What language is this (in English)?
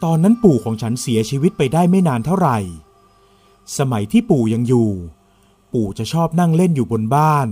Thai